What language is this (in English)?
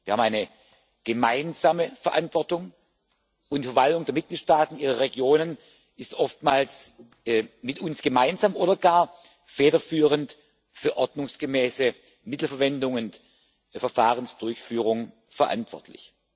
German